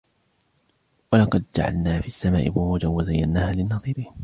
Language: Arabic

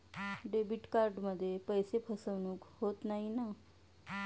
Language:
Marathi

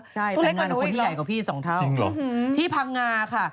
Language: Thai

